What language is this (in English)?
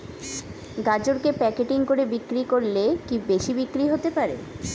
Bangla